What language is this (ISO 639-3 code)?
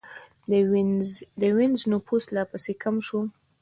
pus